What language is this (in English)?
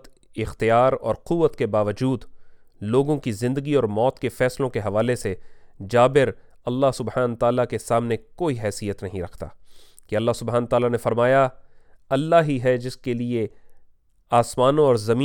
Urdu